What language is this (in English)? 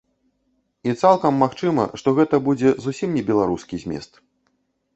Belarusian